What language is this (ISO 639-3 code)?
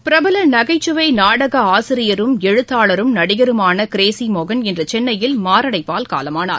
tam